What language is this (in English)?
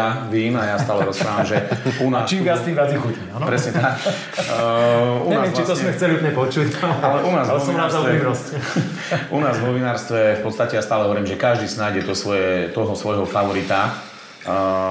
Slovak